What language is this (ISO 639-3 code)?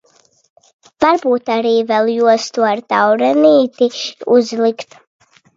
lav